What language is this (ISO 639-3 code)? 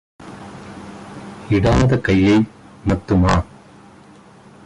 tam